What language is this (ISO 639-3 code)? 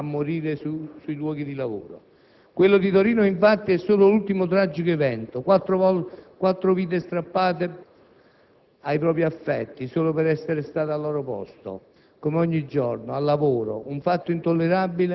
ita